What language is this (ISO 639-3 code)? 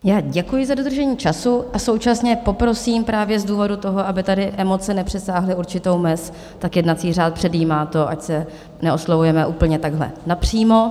ces